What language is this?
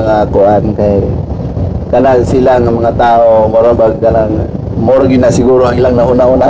Filipino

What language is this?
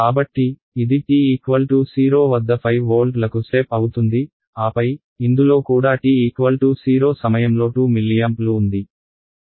Telugu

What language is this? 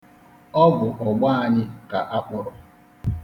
Igbo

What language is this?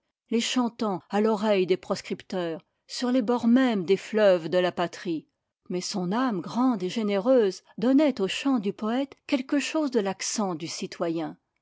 French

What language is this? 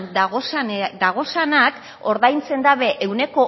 Basque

